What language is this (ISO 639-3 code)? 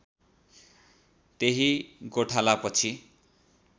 nep